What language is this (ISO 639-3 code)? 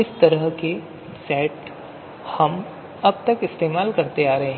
hin